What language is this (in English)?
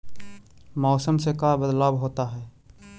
Magahi